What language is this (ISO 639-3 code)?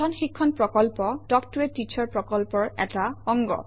asm